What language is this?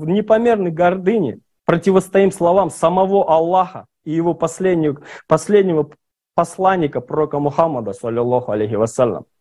Russian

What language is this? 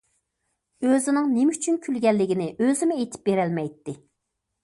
Uyghur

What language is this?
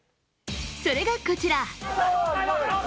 Japanese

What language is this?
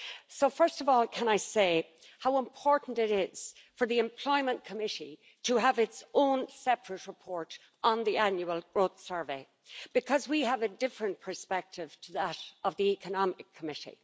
English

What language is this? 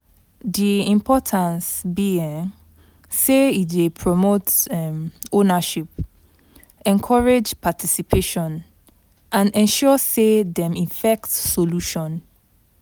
Nigerian Pidgin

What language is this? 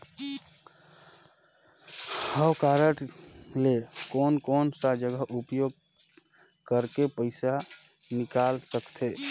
Chhattisgarhi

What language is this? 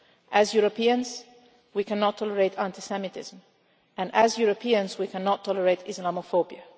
English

